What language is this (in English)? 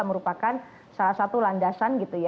Indonesian